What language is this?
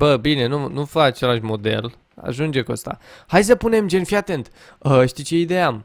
Romanian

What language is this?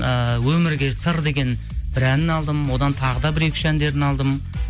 Kazakh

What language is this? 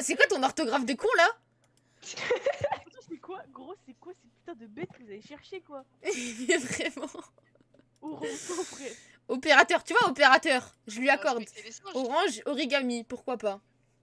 French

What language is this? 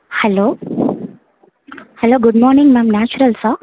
Tamil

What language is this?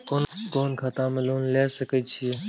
Maithili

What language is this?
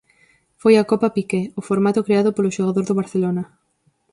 Galician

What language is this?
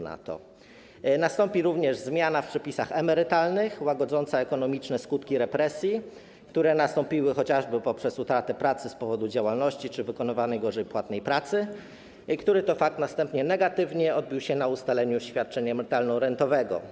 Polish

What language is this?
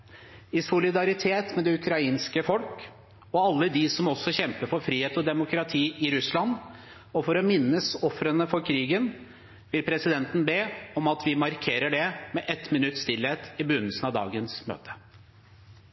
Norwegian Bokmål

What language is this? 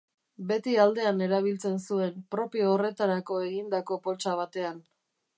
Basque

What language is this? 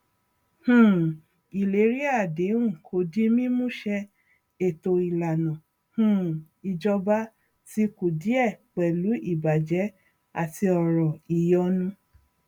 Yoruba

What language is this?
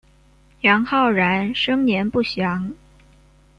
Chinese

